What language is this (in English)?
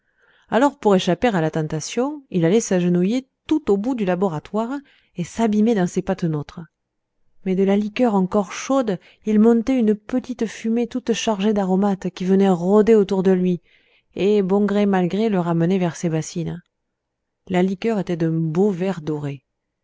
French